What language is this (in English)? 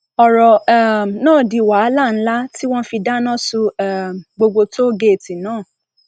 Yoruba